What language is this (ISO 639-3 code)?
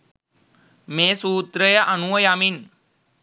sin